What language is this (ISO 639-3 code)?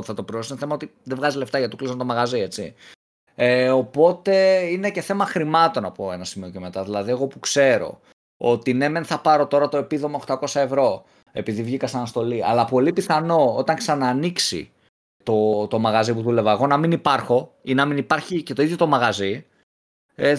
ell